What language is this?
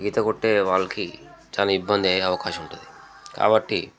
Telugu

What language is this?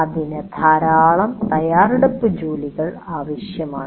Malayalam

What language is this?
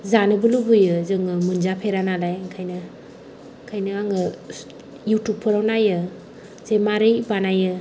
Bodo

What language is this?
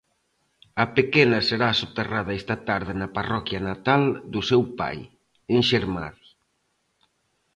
Galician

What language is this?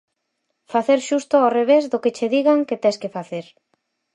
Galician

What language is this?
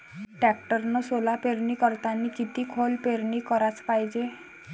Marathi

